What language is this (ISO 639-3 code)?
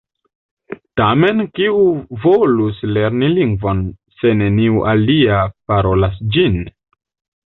epo